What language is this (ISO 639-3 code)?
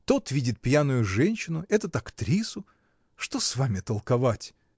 rus